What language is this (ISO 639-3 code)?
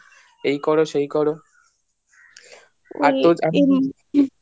ben